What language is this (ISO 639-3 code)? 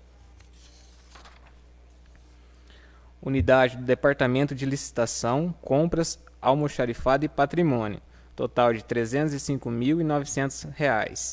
por